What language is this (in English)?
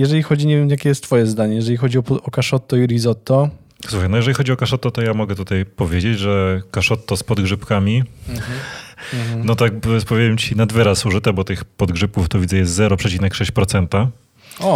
Polish